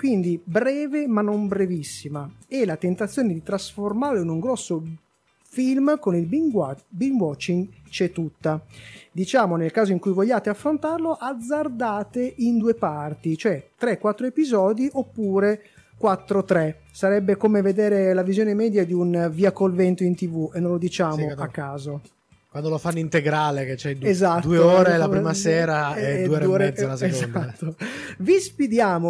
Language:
Italian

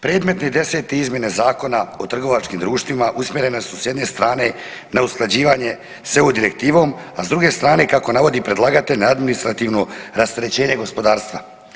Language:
Croatian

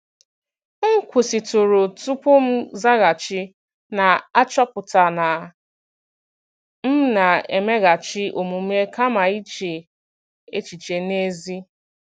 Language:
Igbo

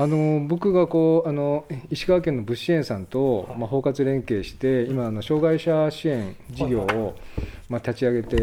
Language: Japanese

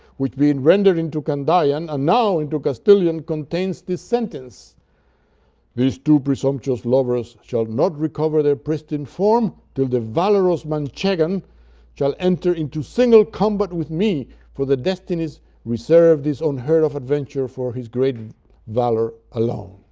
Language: English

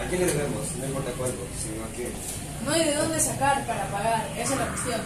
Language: Spanish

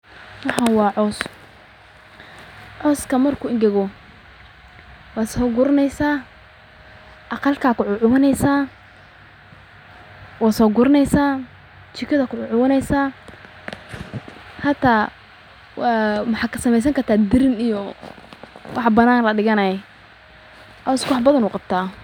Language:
Somali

